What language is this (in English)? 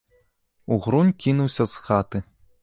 Belarusian